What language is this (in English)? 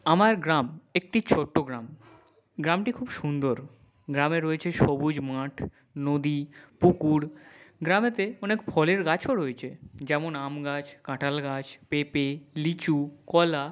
Bangla